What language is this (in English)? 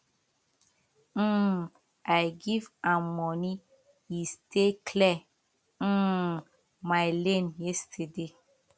Nigerian Pidgin